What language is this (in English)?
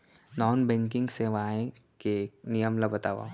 Chhattisgarhi